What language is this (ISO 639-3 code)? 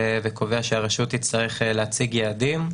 heb